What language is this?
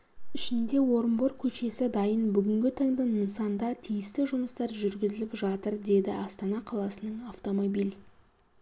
Kazakh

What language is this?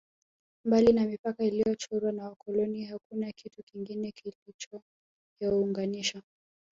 Swahili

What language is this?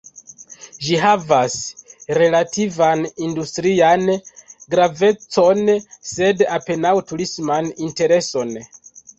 Esperanto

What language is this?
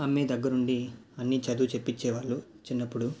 Telugu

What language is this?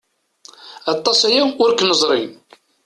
Kabyle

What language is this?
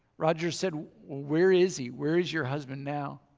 English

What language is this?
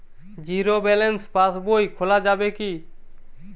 Bangla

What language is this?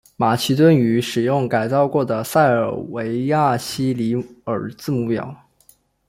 Chinese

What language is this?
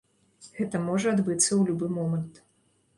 Belarusian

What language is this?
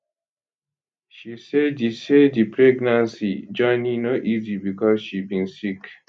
Nigerian Pidgin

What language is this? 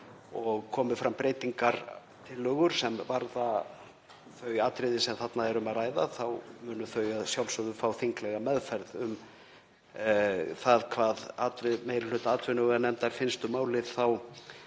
Icelandic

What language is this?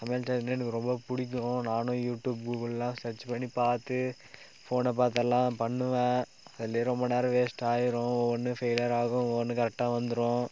Tamil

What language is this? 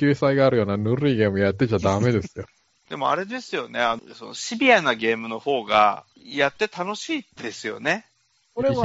Japanese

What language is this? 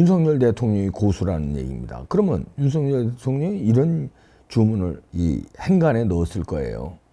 Korean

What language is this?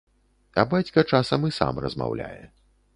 Belarusian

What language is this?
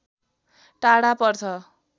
Nepali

